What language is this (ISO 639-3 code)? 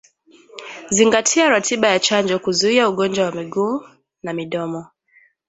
swa